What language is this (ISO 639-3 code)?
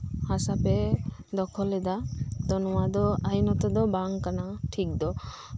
sat